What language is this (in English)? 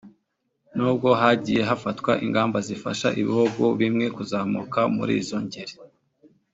Kinyarwanda